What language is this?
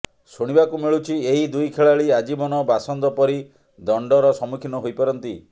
Odia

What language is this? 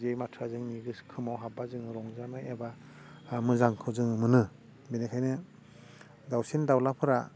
Bodo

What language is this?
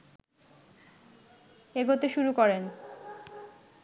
Bangla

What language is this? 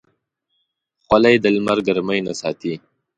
Pashto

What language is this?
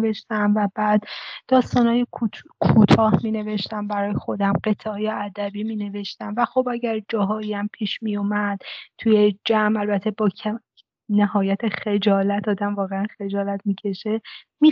Persian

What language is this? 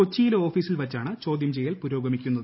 Malayalam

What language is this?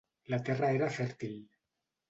Catalan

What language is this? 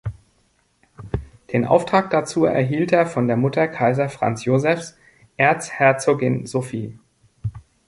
German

